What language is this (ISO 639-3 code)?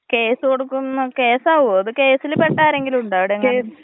mal